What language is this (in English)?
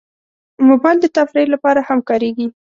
Pashto